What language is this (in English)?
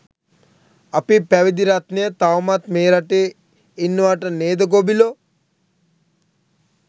Sinhala